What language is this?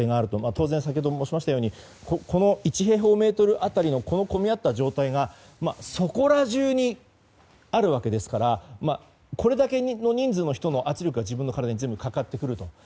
Japanese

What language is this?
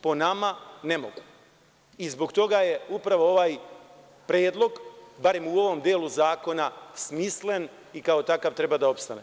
Serbian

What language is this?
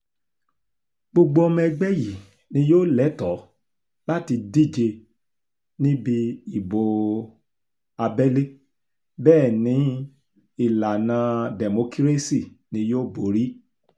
Yoruba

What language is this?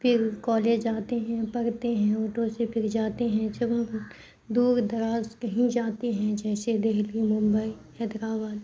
Urdu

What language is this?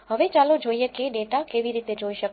Gujarati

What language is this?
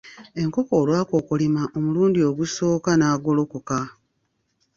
Ganda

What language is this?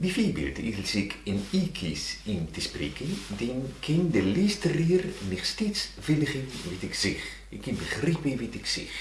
Dutch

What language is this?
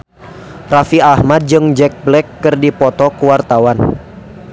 Sundanese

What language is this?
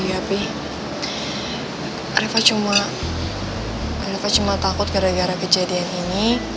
Indonesian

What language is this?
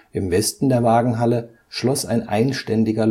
German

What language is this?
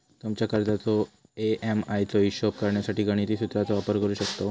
Marathi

